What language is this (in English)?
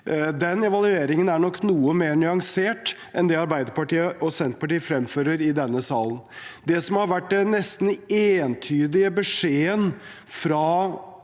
Norwegian